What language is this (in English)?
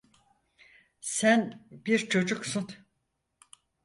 Turkish